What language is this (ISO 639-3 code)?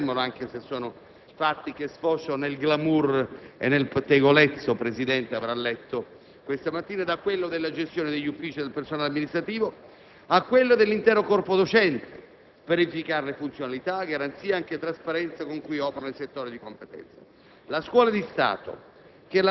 ita